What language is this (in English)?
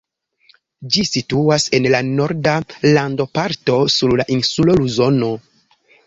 Esperanto